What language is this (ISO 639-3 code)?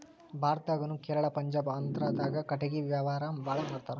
kan